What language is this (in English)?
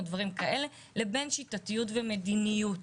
Hebrew